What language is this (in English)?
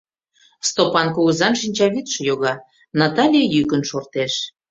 Mari